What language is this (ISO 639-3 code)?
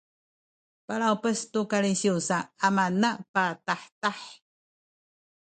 szy